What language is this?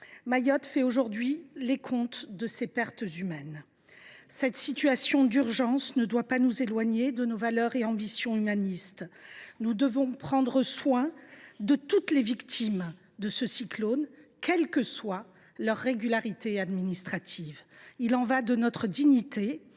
French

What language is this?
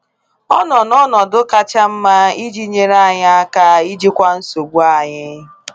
Igbo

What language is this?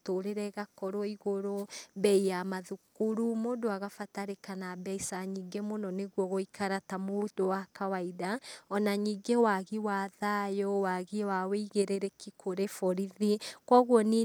Kikuyu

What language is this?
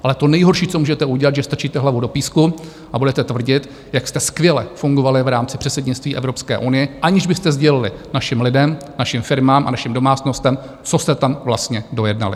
Czech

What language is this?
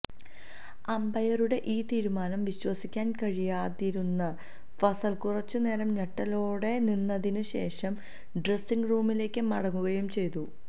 Malayalam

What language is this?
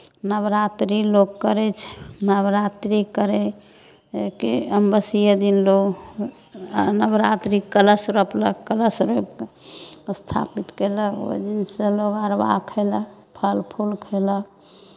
Maithili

